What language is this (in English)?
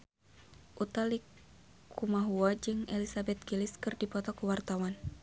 Sundanese